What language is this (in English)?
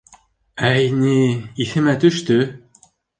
Bashkir